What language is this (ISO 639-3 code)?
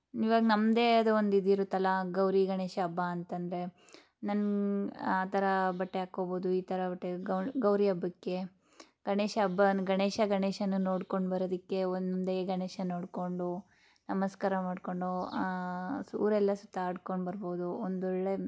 kan